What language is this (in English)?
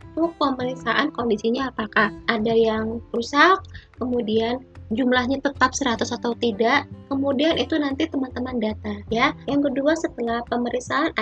Indonesian